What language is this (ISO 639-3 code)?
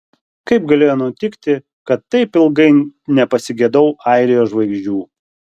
lit